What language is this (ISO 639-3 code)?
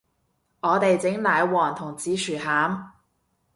yue